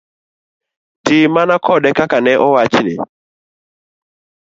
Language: Luo (Kenya and Tanzania)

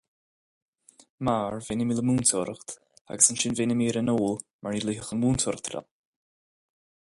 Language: Irish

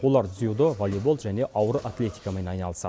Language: Kazakh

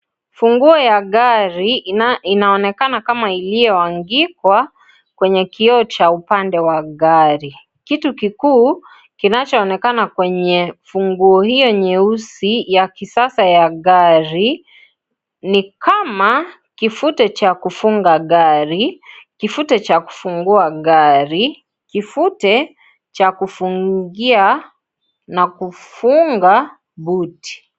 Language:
Swahili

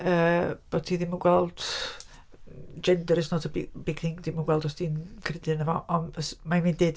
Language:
Welsh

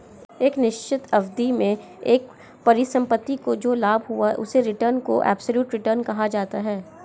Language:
Hindi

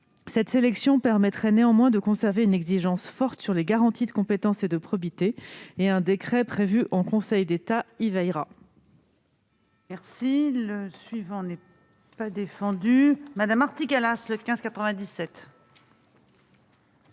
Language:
French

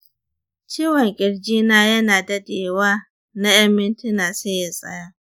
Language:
Hausa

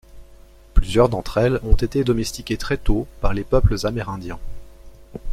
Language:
French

